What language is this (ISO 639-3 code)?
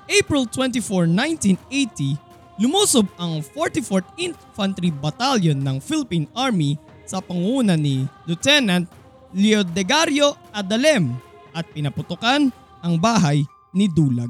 fil